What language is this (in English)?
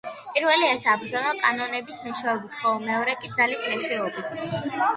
Georgian